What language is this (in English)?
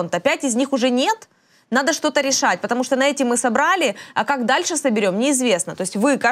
Russian